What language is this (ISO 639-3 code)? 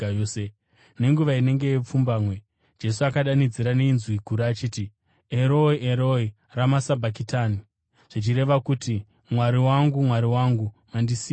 sna